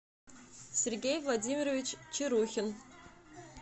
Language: Russian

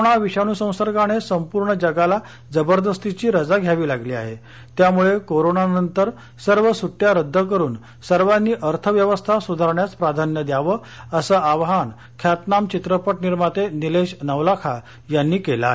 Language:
Marathi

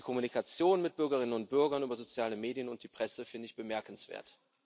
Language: German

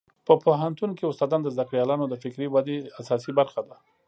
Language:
Pashto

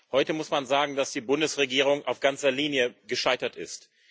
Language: German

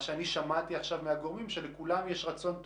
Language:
Hebrew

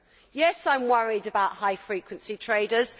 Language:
English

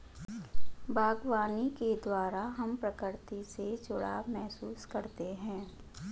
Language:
Hindi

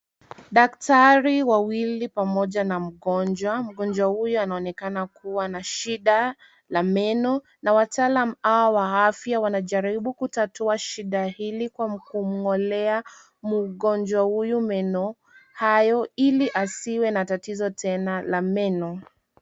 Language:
Swahili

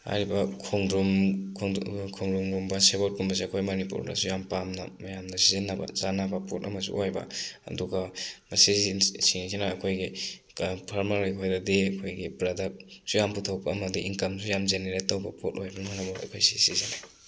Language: Manipuri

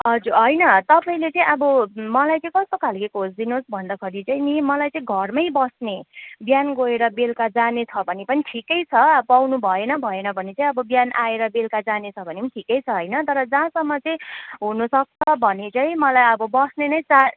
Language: Nepali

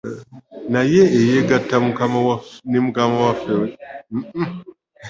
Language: Ganda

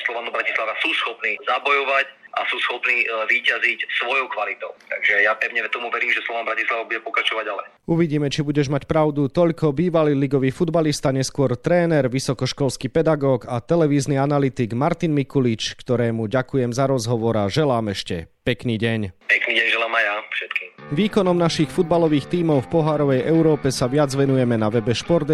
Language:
Slovak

